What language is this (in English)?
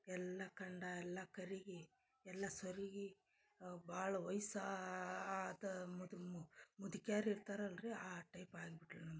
Kannada